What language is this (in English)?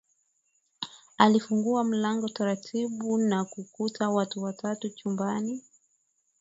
Swahili